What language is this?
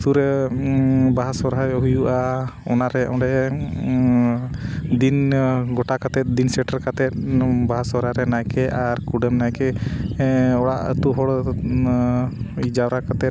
Santali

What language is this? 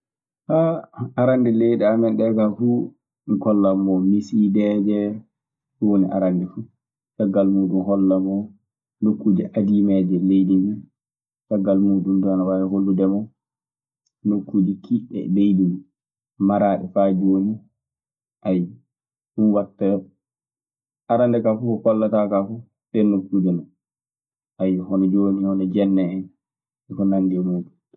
Maasina Fulfulde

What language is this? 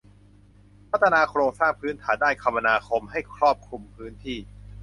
Thai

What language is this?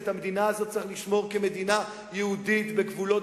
Hebrew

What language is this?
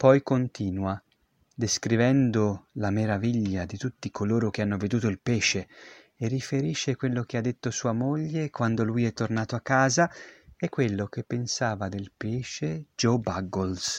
Italian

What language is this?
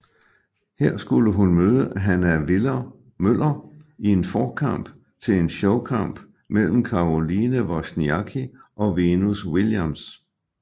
Danish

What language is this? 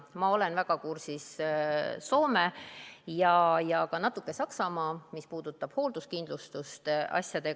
Estonian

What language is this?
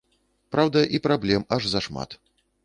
Belarusian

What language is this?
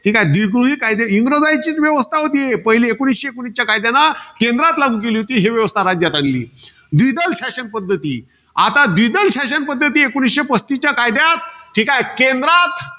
Marathi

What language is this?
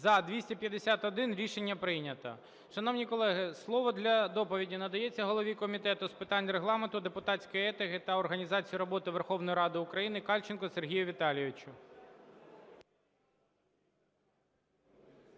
Ukrainian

